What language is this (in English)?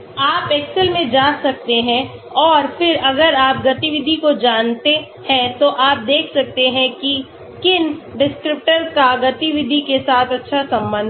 Hindi